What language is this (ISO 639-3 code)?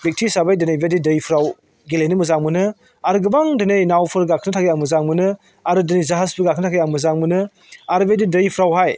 brx